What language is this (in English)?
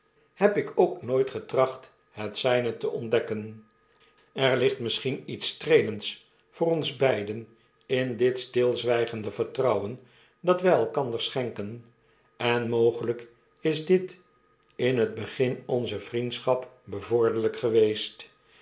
Dutch